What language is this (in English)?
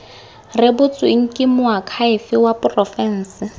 Tswana